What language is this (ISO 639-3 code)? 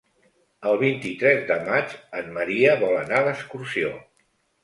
cat